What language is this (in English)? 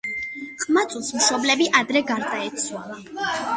Georgian